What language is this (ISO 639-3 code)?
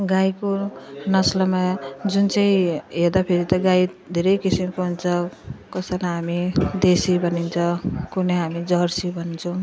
nep